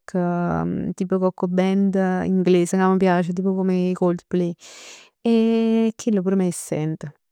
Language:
Neapolitan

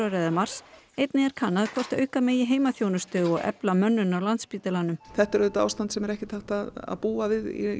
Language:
Icelandic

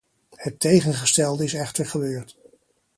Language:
Dutch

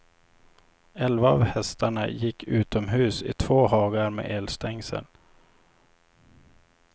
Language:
Swedish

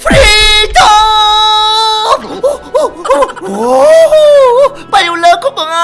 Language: Korean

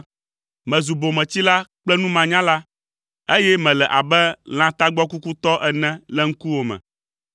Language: Ewe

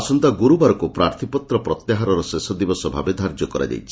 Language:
Odia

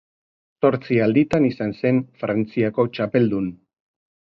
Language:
Basque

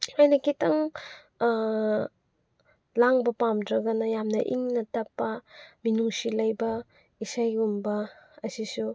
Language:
Manipuri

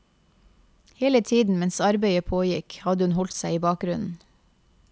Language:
Norwegian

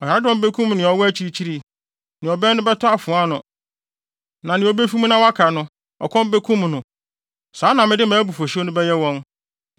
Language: Akan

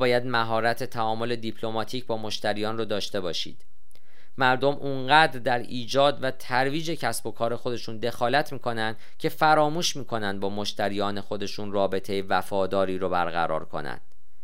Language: Persian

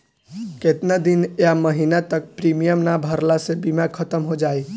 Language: Bhojpuri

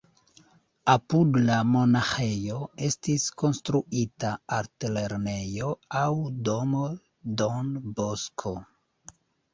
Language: Esperanto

